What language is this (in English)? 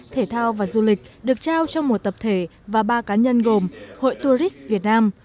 Vietnamese